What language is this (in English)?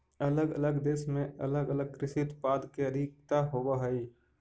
Magahi